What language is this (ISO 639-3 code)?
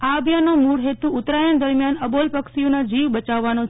guj